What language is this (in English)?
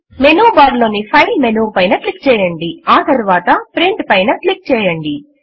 Telugu